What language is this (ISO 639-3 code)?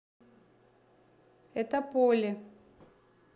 rus